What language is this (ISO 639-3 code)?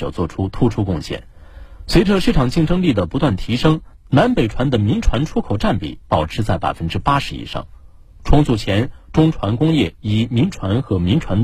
zho